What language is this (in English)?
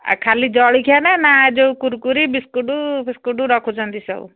Odia